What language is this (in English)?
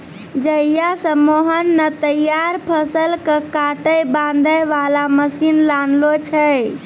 Maithili